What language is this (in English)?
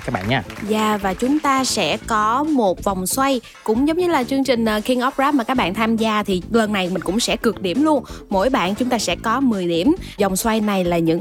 Vietnamese